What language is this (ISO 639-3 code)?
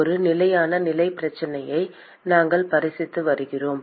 tam